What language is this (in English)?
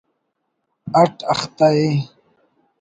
Brahui